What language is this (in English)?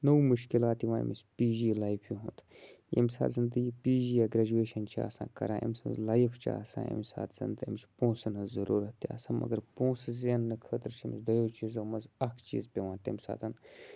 Kashmiri